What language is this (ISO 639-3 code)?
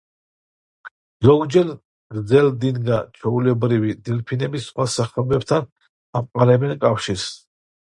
kat